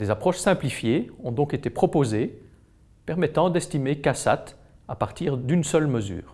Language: French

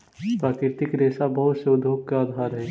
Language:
Magahi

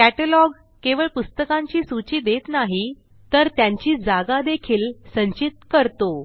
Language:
Marathi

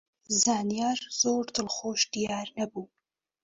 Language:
Central Kurdish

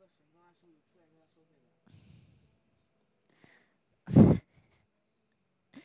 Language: Chinese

